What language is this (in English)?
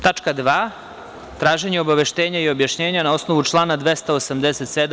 Serbian